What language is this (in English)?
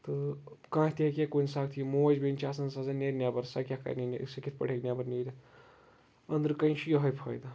Kashmiri